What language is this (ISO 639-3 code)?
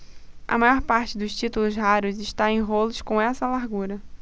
por